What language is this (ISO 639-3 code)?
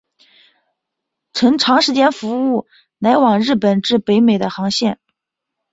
zho